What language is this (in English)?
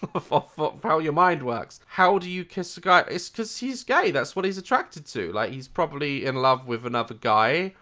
English